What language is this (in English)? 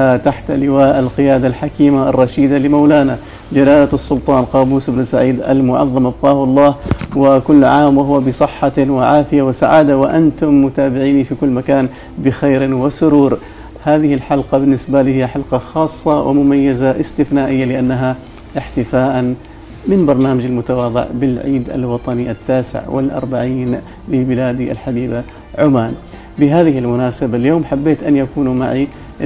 Arabic